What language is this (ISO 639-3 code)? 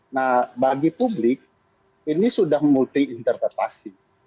ind